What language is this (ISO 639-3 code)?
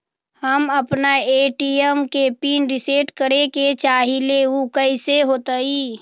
mag